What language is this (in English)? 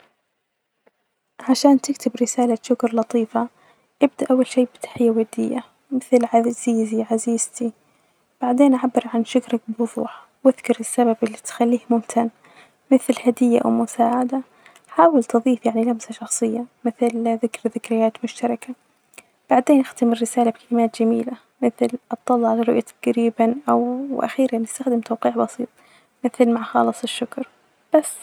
Najdi Arabic